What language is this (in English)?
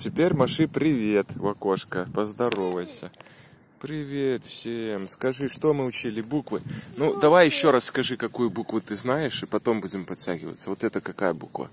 Russian